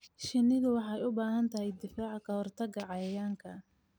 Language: Somali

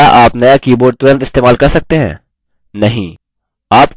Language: Hindi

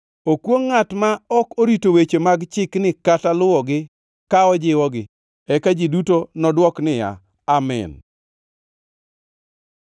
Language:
Luo (Kenya and Tanzania)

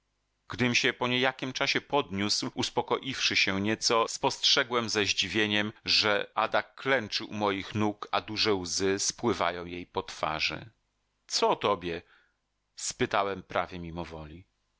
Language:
Polish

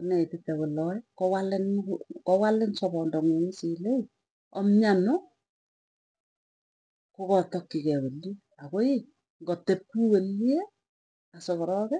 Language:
Tugen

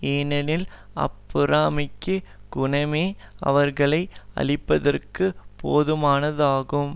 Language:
Tamil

